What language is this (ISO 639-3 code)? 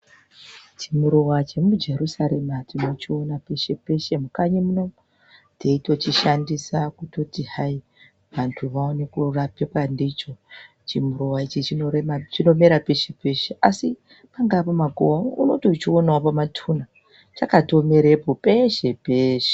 ndc